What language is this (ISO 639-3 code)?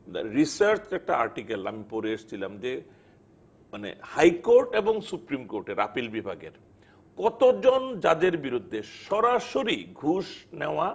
ben